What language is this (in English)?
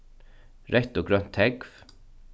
Faroese